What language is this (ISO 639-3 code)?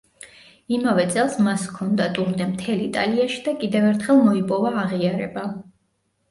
kat